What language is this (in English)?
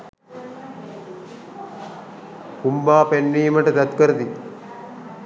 Sinhala